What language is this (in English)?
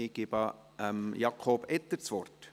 Swiss German